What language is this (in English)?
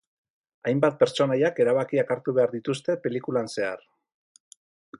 Basque